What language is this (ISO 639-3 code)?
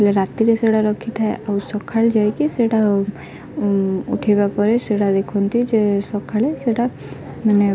ori